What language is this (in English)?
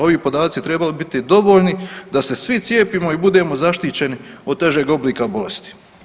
Croatian